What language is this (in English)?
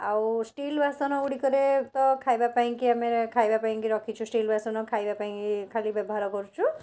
Odia